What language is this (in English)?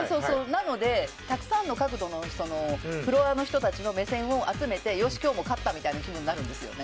Japanese